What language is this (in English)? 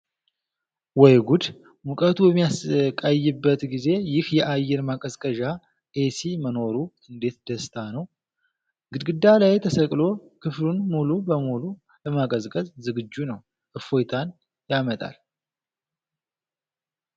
Amharic